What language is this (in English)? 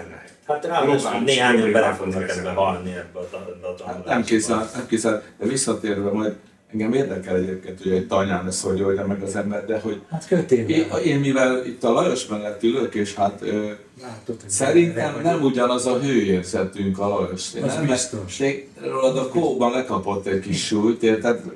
Hungarian